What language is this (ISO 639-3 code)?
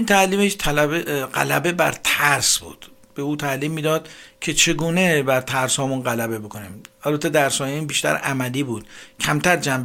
fas